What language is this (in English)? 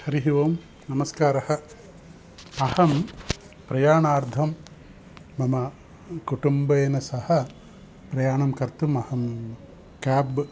Sanskrit